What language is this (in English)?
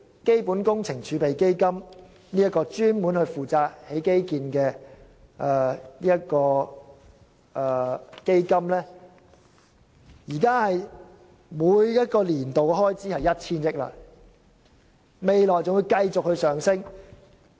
Cantonese